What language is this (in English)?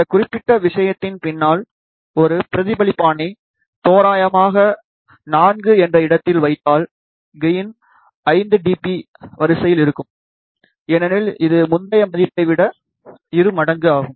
Tamil